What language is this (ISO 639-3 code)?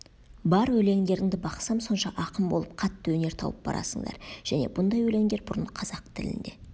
kaz